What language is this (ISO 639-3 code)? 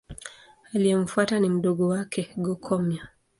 swa